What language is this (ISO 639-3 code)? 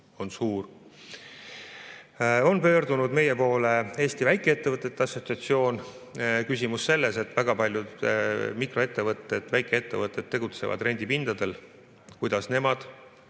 est